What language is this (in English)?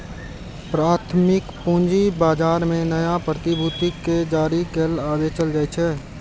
Maithili